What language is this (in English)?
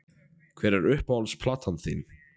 Icelandic